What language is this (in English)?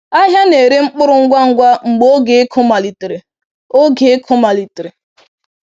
Igbo